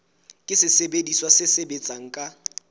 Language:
Southern Sotho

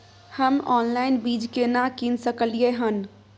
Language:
Maithili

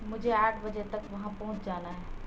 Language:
Urdu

